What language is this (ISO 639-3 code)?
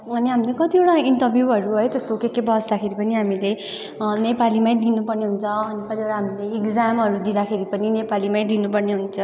nep